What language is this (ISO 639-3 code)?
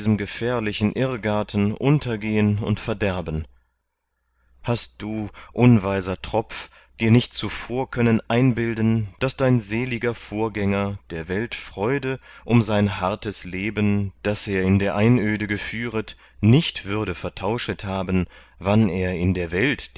deu